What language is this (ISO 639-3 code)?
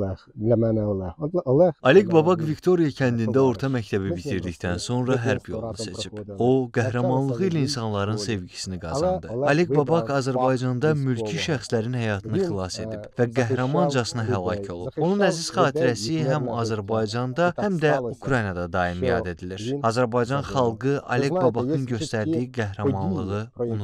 tur